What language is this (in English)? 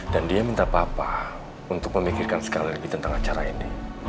Indonesian